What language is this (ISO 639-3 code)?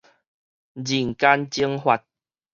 nan